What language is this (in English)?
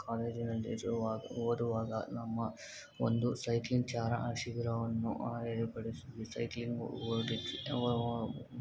Kannada